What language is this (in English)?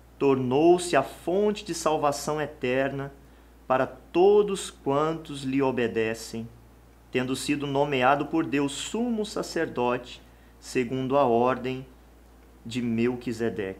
Portuguese